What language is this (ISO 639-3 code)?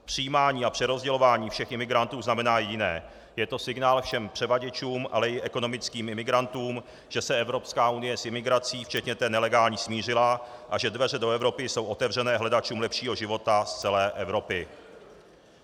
ces